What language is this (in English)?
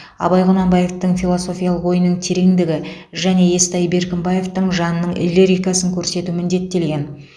Kazakh